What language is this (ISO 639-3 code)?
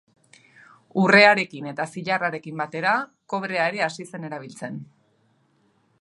eus